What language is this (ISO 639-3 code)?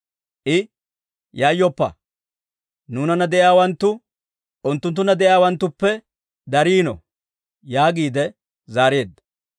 dwr